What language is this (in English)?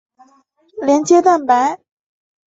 Chinese